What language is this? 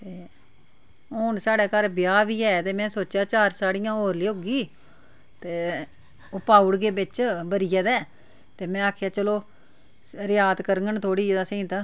Dogri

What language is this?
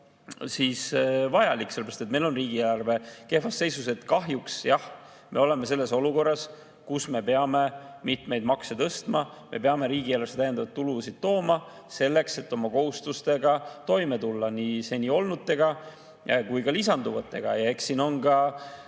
Estonian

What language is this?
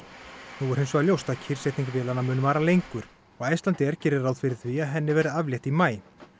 Icelandic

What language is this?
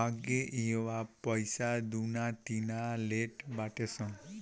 Bhojpuri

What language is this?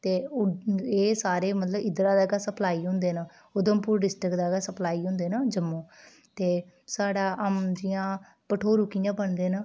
Dogri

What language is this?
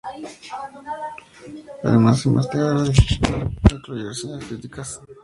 Spanish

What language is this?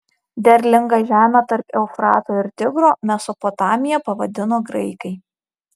Lithuanian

